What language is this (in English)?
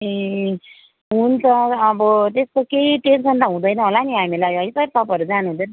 Nepali